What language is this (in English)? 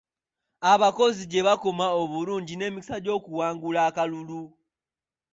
Ganda